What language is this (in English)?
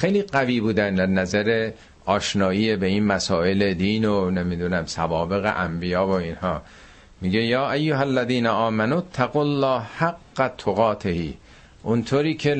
Persian